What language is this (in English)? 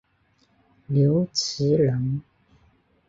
Chinese